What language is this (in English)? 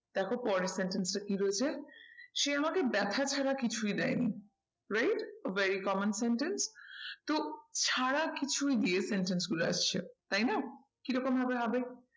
Bangla